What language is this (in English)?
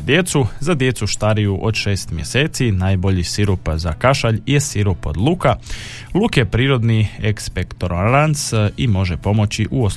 Croatian